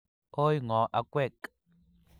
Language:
Kalenjin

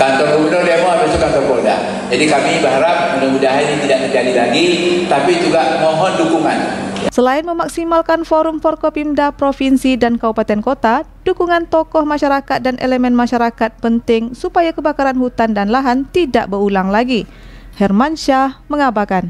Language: Indonesian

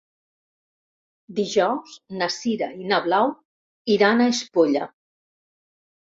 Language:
Catalan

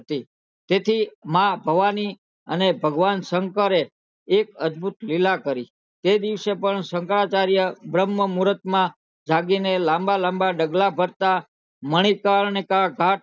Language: Gujarati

